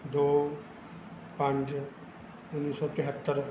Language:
Punjabi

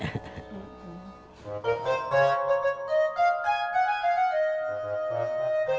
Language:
Indonesian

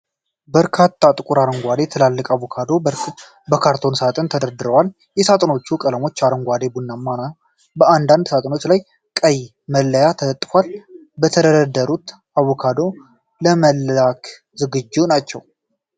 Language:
Amharic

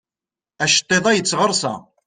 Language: Kabyle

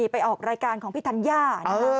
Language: Thai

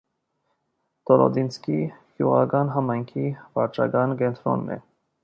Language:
Armenian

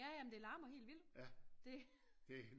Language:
Danish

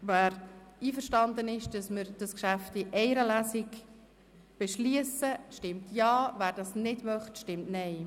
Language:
Swiss German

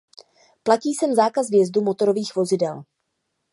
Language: Czech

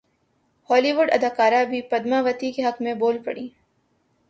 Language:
Urdu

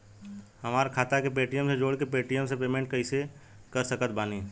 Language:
Bhojpuri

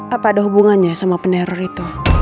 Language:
Indonesian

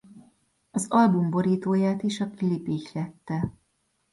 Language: Hungarian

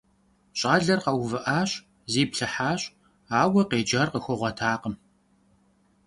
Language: Kabardian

